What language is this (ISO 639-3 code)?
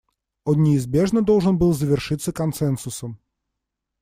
rus